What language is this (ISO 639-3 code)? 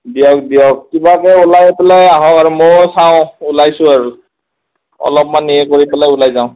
asm